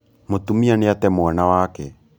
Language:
Kikuyu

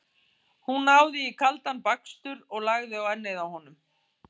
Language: Icelandic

